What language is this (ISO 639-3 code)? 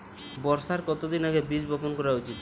ben